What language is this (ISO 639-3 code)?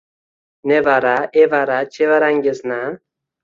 uzb